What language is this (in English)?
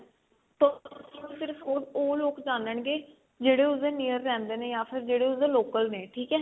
Punjabi